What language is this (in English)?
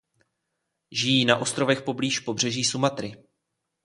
Czech